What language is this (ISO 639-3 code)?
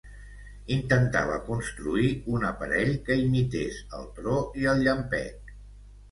cat